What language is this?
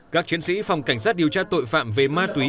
Vietnamese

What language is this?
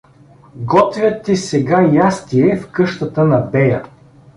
Bulgarian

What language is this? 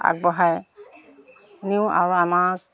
Assamese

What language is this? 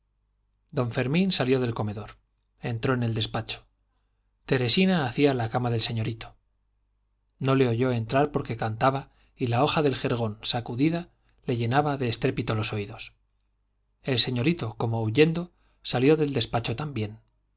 Spanish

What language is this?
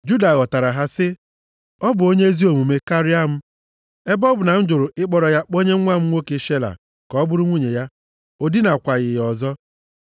Igbo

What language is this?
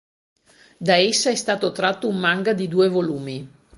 Italian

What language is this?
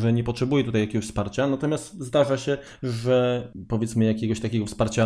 Polish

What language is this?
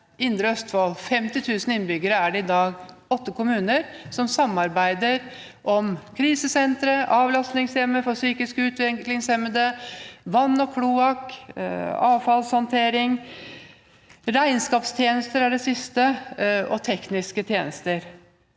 Norwegian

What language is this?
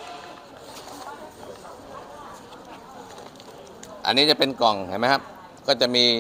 Thai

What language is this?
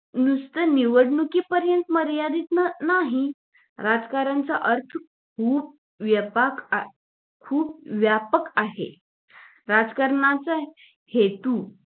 Marathi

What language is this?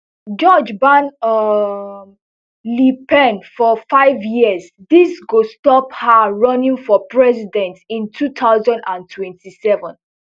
Nigerian Pidgin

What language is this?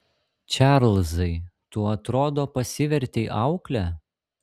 Lithuanian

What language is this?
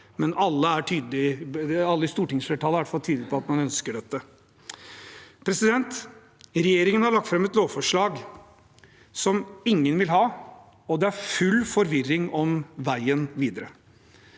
Norwegian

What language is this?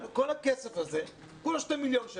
Hebrew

